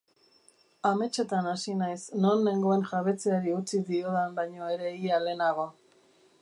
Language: Basque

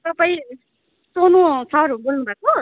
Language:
Nepali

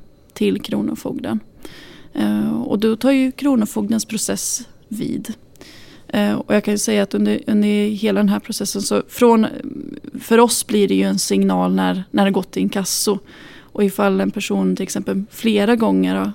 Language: Swedish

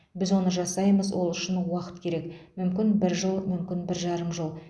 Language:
Kazakh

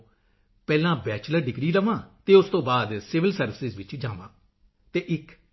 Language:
Punjabi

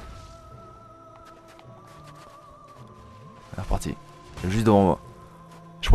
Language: French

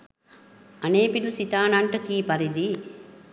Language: Sinhala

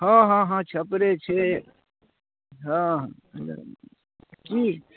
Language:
Maithili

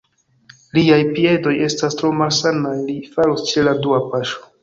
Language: Esperanto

